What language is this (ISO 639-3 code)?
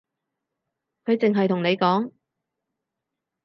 yue